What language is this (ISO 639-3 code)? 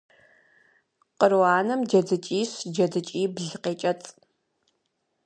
kbd